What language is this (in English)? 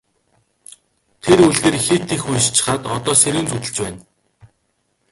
Mongolian